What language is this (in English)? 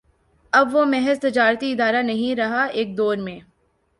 Urdu